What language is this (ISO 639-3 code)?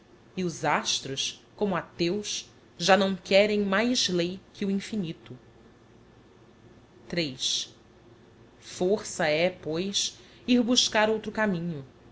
por